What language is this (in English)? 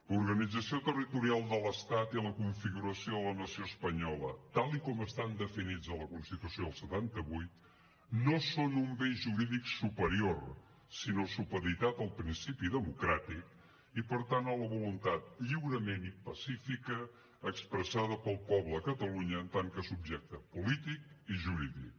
Catalan